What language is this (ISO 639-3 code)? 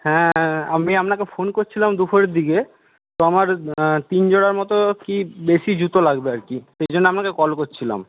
ben